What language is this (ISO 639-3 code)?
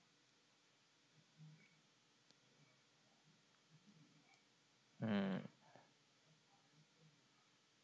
tha